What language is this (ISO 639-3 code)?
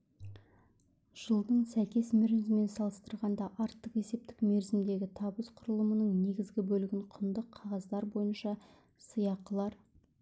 kaz